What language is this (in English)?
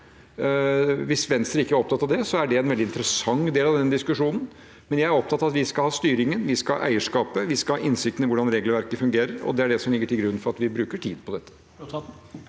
Norwegian